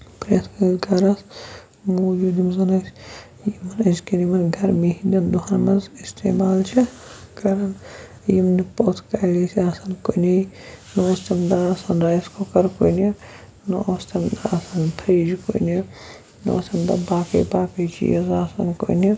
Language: Kashmiri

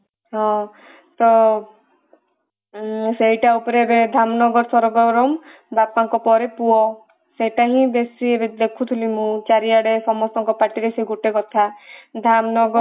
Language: Odia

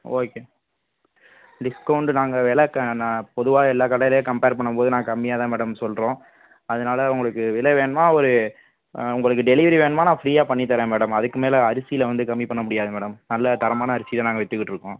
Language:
Tamil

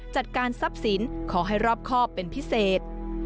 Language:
Thai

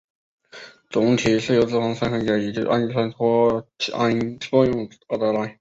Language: Chinese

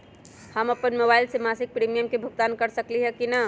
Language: Magahi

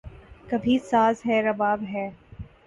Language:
Urdu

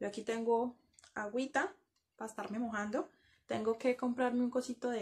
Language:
Spanish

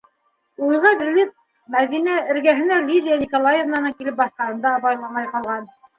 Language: Bashkir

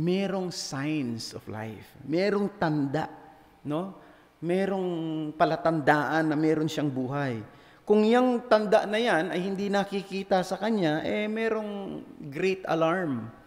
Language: Filipino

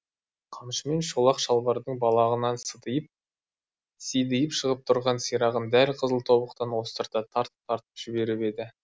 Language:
Kazakh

